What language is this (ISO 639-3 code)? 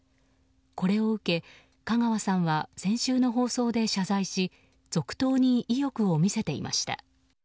jpn